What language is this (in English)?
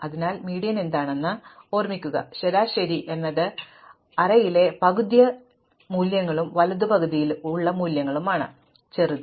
Malayalam